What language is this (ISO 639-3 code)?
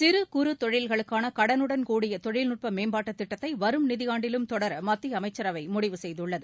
tam